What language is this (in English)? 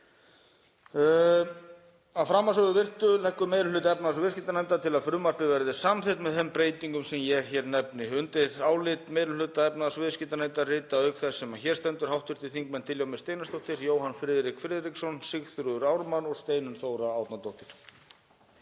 Icelandic